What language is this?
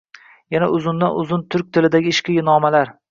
Uzbek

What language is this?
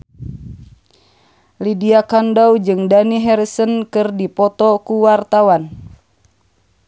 Sundanese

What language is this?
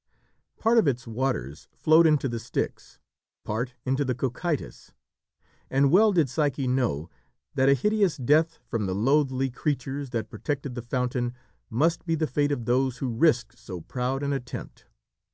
English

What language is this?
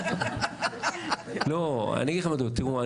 Hebrew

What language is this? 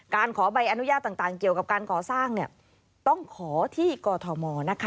Thai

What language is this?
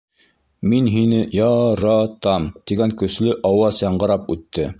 Bashkir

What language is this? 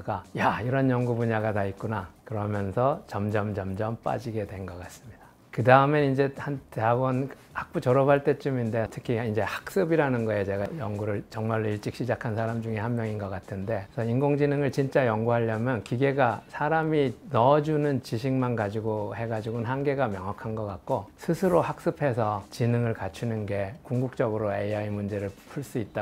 Korean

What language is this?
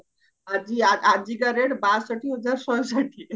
Odia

